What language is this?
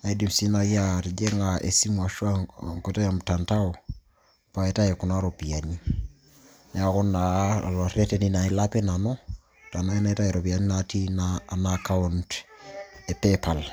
Masai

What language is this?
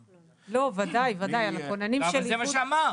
Hebrew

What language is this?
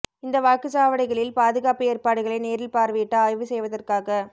Tamil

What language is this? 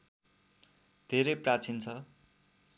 Nepali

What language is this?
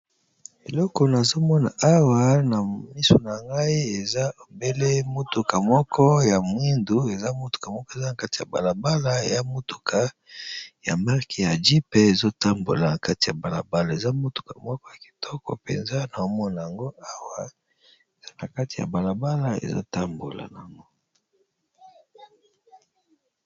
Lingala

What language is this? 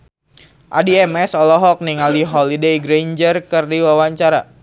Sundanese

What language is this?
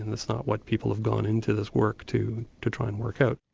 English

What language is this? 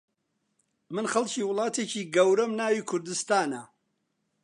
Central Kurdish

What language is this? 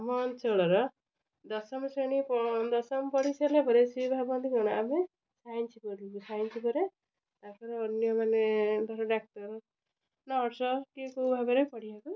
Odia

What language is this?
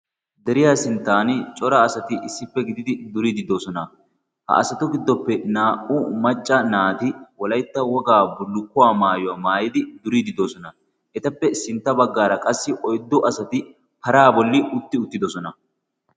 Wolaytta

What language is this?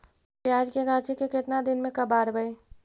Magahi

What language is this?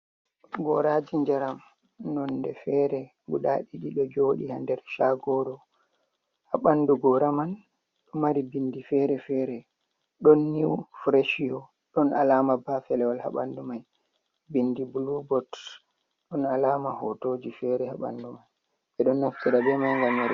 Fula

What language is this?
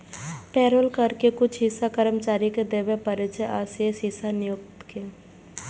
Maithili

